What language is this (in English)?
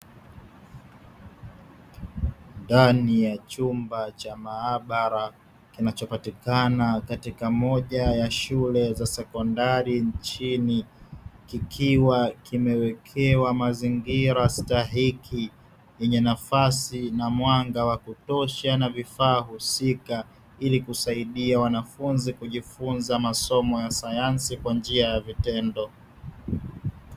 Swahili